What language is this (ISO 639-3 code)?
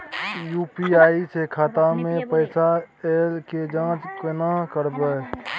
mai